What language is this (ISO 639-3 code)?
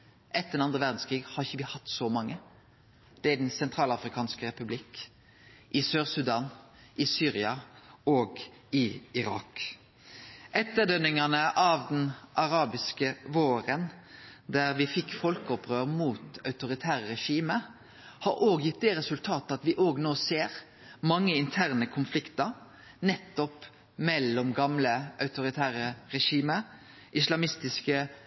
nno